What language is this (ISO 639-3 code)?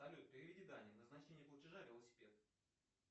rus